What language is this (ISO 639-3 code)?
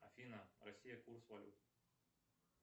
rus